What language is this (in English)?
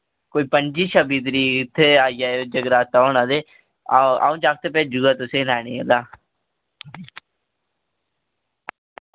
Dogri